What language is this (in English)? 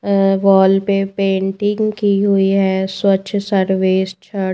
Hindi